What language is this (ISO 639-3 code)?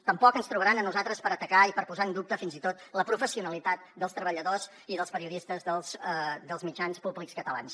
cat